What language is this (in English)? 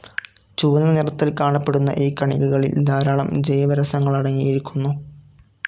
Malayalam